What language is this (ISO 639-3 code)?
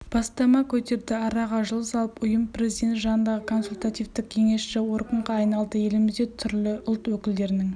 kaz